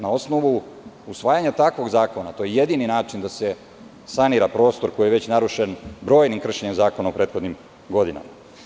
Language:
Serbian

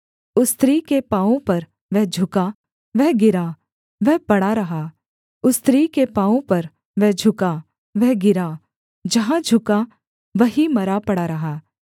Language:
Hindi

